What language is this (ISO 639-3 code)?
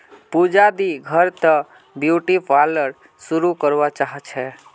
mag